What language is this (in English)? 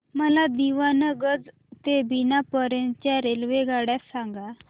Marathi